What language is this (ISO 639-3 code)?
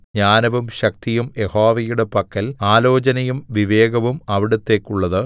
mal